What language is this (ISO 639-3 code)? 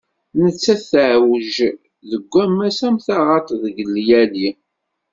kab